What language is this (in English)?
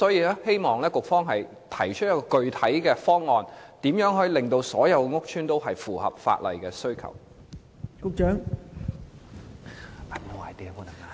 Cantonese